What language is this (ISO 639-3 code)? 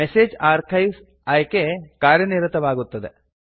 kan